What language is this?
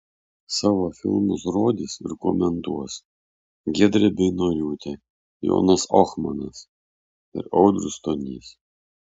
Lithuanian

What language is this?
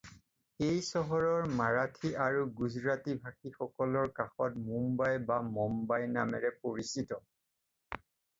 Assamese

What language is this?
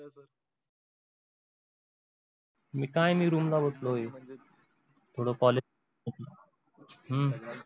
Marathi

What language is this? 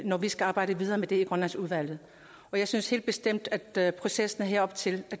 Danish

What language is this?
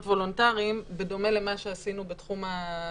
Hebrew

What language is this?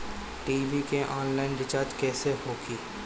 Bhojpuri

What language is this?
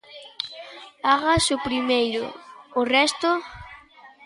Galician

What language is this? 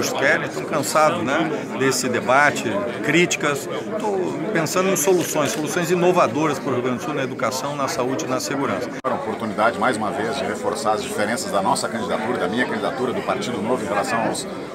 Portuguese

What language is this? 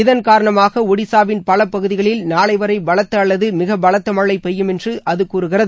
Tamil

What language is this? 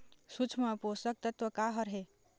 Chhattisgarhi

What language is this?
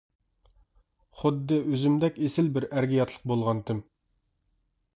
Uyghur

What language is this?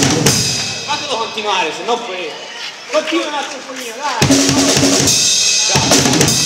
Italian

